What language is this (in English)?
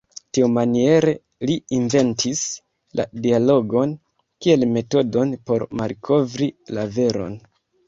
Esperanto